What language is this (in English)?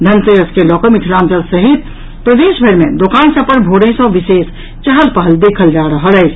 Maithili